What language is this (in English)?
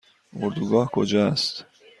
Persian